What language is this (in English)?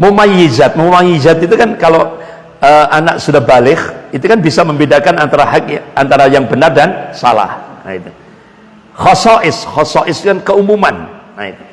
Indonesian